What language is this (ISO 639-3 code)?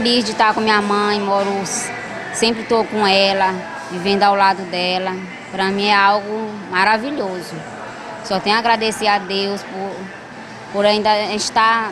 por